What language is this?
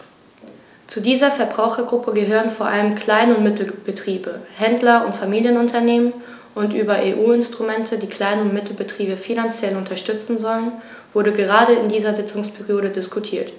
German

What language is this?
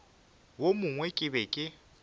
Northern Sotho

